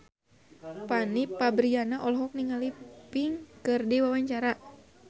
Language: Sundanese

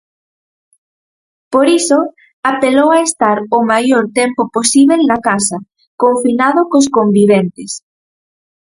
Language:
Galician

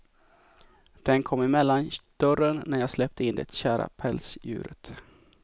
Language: Swedish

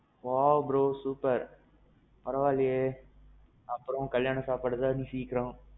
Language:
Tamil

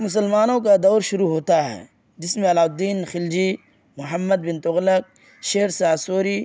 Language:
Urdu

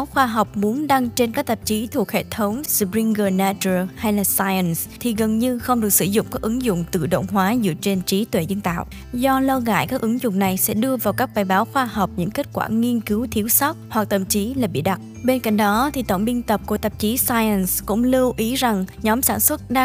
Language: Vietnamese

